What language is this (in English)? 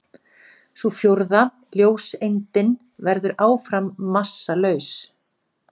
Icelandic